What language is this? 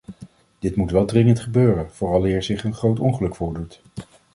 Dutch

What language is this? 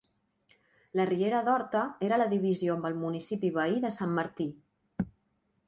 Catalan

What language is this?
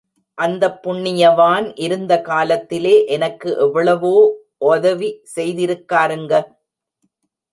Tamil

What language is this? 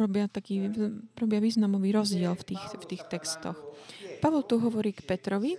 Slovak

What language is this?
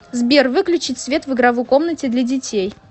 Russian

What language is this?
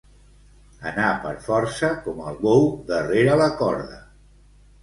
Catalan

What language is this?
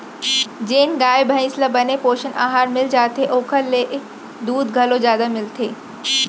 Chhattisgarhi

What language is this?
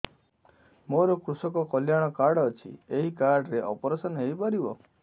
Odia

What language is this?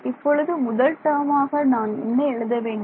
Tamil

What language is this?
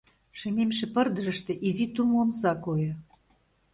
Mari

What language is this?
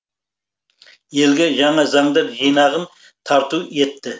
Kazakh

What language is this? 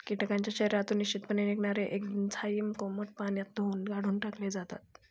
Marathi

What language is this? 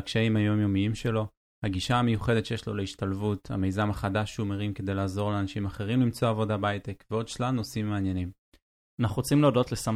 Hebrew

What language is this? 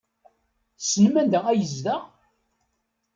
Kabyle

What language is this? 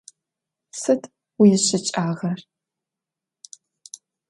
Adyghe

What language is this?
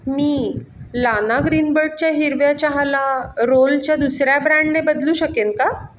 Marathi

